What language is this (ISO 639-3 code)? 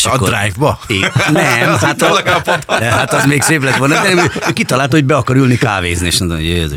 hun